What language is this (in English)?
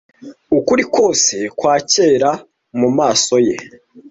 Kinyarwanda